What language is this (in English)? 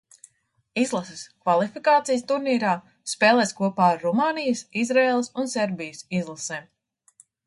Latvian